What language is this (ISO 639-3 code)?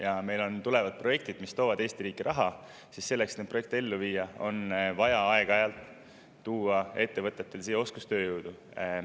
est